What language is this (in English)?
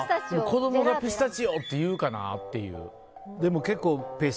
Japanese